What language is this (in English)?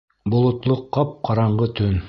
Bashkir